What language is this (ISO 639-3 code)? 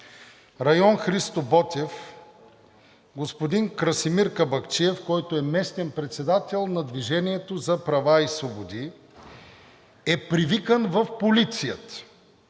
bul